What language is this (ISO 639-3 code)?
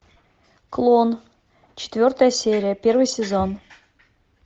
rus